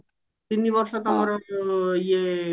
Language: Odia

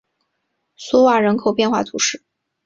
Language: Chinese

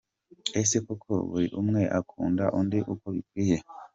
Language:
Kinyarwanda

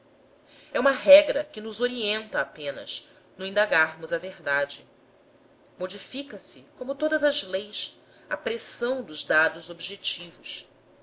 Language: Portuguese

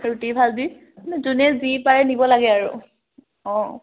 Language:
Assamese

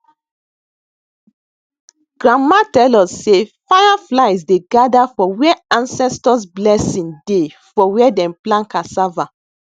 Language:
Nigerian Pidgin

